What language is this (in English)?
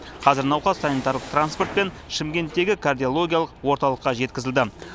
Kazakh